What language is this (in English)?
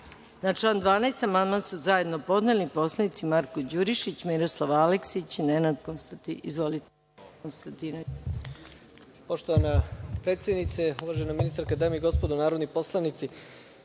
Serbian